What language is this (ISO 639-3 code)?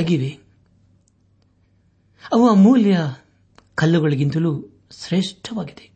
kan